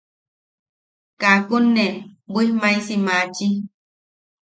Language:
Yaqui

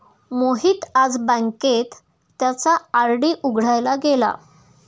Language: Marathi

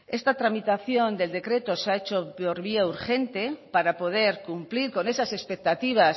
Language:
Spanish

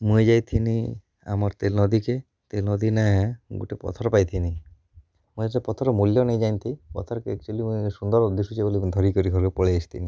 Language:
Odia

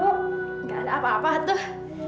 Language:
Indonesian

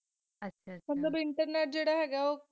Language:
Punjabi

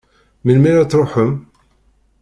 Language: Kabyle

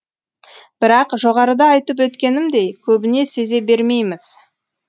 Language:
Kazakh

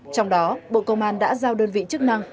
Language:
Vietnamese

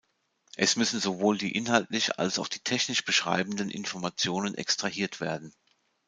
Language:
German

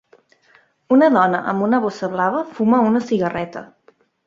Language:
Catalan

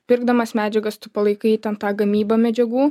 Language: Lithuanian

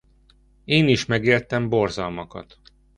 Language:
Hungarian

